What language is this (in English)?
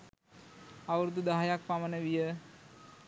Sinhala